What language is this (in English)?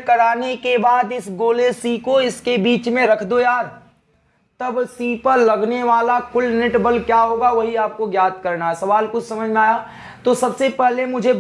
Hindi